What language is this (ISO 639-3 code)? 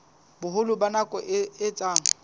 sot